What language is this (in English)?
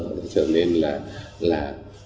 Vietnamese